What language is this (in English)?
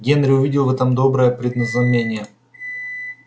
Russian